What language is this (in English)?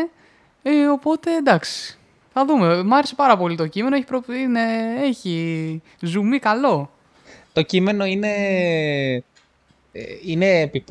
Greek